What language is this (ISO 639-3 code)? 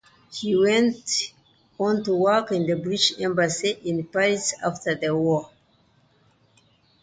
eng